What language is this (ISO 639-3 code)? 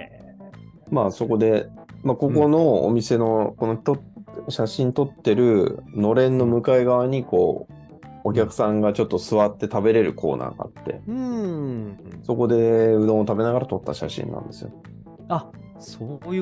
jpn